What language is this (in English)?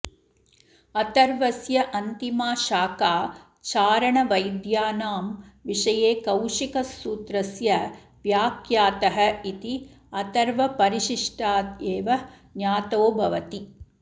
Sanskrit